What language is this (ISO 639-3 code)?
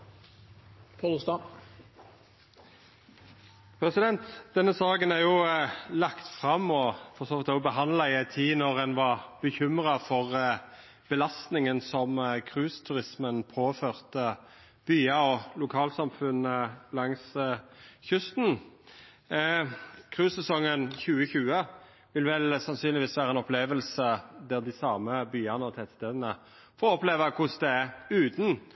nno